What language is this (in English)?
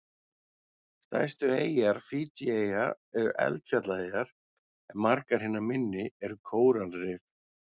Icelandic